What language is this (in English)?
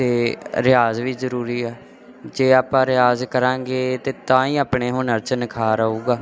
Punjabi